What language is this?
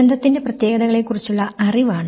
Malayalam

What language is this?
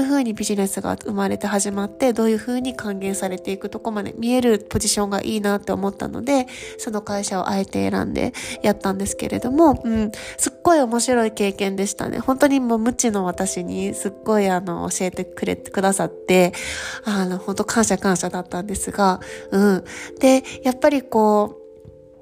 Japanese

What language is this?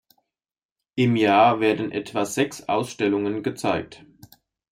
German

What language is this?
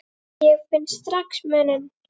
Icelandic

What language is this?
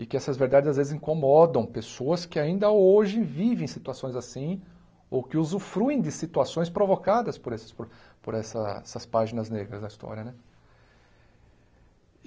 Portuguese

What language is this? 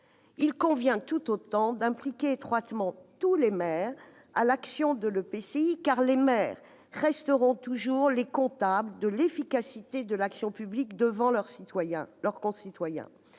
French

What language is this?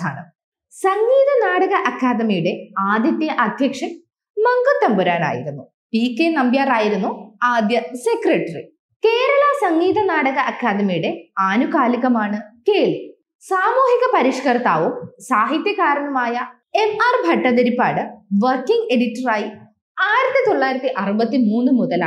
Malayalam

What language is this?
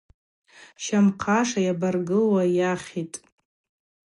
Abaza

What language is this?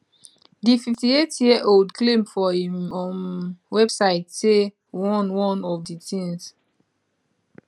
Nigerian Pidgin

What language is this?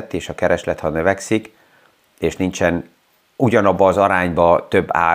Hungarian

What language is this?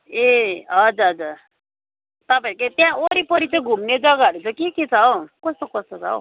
Nepali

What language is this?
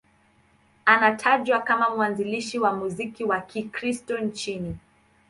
Swahili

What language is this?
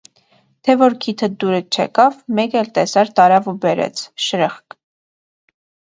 Armenian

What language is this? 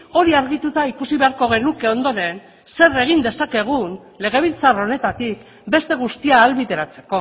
Basque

